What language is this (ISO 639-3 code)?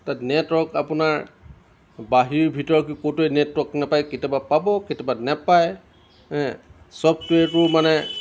asm